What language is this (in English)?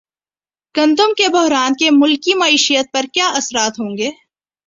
Urdu